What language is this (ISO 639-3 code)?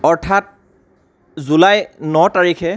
asm